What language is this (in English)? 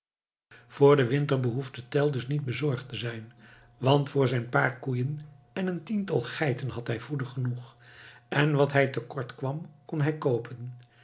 Dutch